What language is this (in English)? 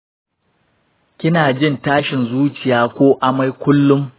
Hausa